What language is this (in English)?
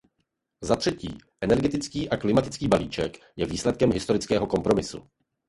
Czech